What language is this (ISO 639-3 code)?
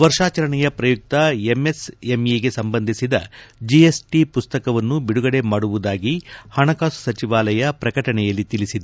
kan